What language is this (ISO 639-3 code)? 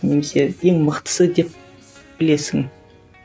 kaz